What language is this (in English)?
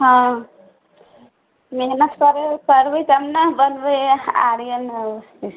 Maithili